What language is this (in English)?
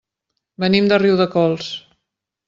Catalan